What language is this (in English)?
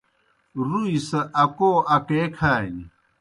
Kohistani Shina